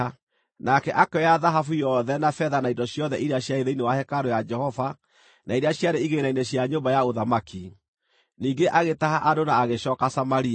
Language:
Kikuyu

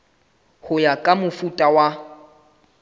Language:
Southern Sotho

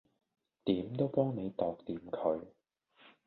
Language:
Cantonese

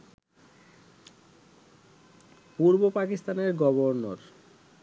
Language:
Bangla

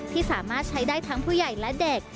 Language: Thai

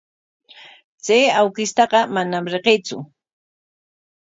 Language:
Corongo Ancash Quechua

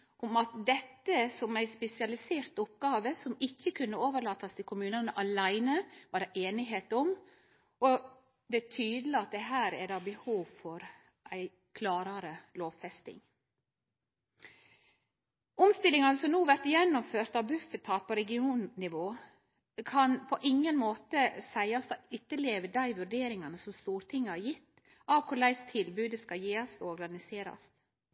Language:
Norwegian Nynorsk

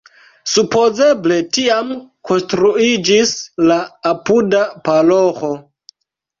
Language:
Esperanto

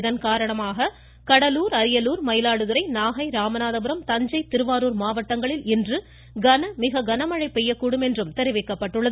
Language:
Tamil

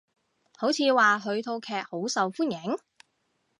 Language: Cantonese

